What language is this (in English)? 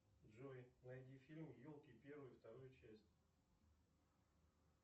Russian